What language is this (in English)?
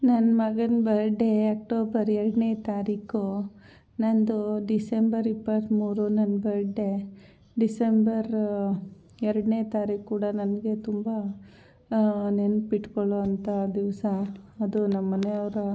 Kannada